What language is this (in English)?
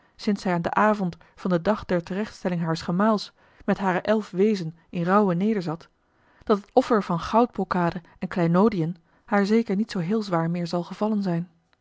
Dutch